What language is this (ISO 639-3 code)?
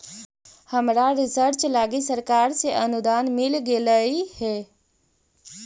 mag